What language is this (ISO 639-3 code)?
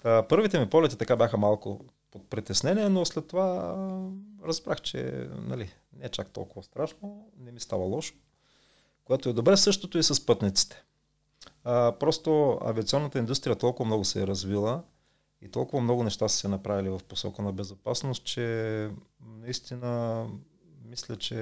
bul